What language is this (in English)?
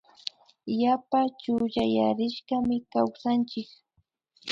Imbabura Highland Quichua